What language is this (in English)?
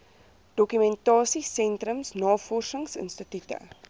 Afrikaans